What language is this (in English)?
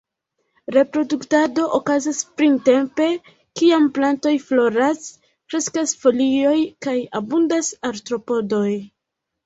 Esperanto